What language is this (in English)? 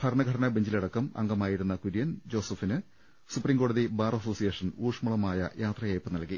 Malayalam